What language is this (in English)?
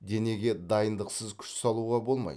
Kazakh